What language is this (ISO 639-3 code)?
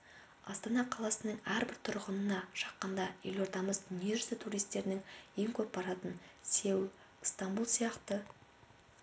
kaz